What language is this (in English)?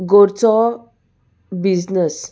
Konkani